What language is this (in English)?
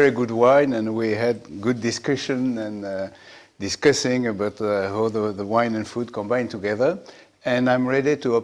English